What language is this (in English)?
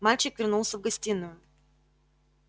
Russian